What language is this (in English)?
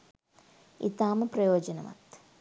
Sinhala